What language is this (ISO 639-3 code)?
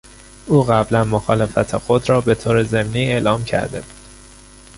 fas